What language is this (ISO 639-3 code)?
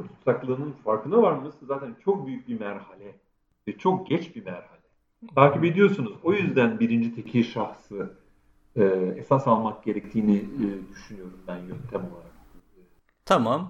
tur